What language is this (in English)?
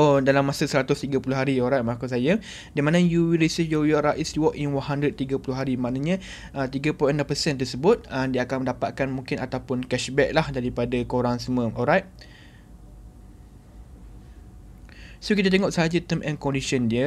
Malay